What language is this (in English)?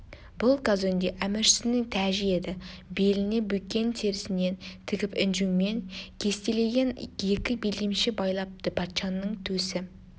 Kazakh